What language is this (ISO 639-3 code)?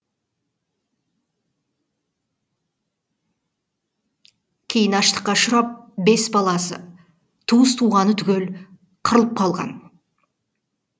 kaz